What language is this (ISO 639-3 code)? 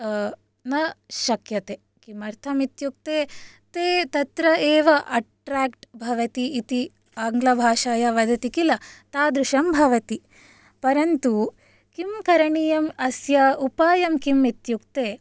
san